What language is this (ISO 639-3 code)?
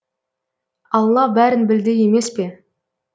kaz